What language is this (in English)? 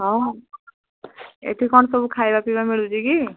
Odia